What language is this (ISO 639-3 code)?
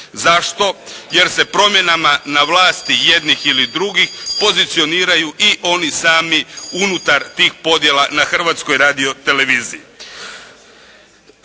hrv